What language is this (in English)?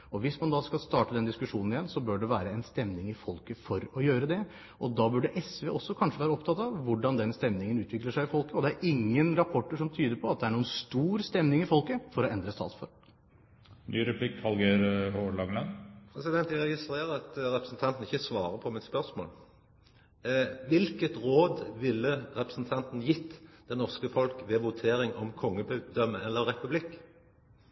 Norwegian